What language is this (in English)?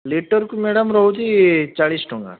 Odia